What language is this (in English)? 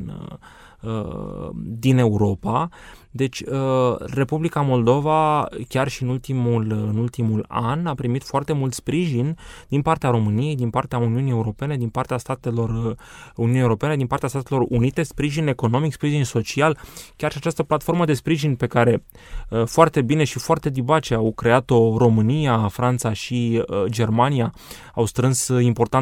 Romanian